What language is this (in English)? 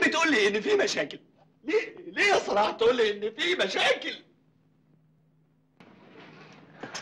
Arabic